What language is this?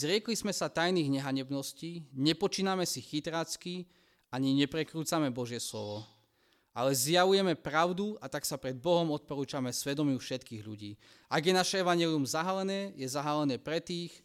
Slovak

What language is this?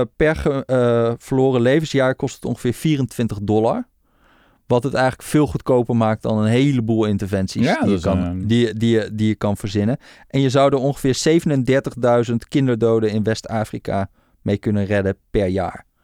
Dutch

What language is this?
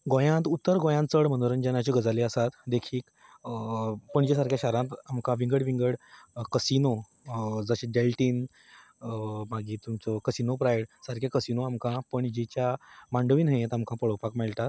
Konkani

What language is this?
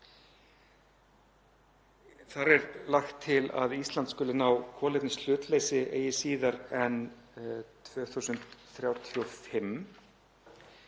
Icelandic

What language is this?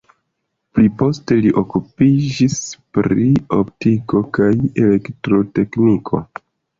Esperanto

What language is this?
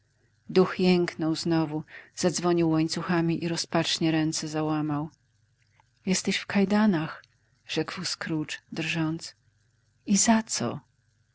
Polish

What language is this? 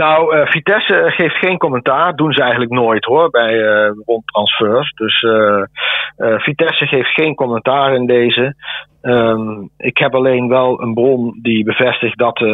Dutch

